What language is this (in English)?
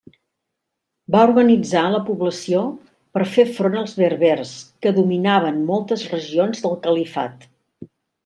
Catalan